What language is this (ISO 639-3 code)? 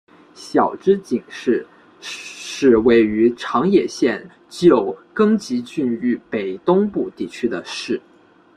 zho